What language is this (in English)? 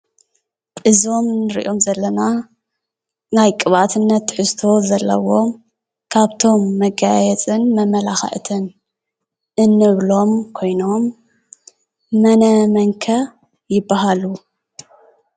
Tigrinya